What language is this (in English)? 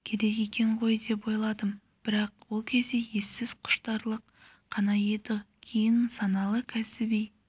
Kazakh